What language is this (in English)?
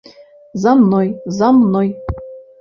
Belarusian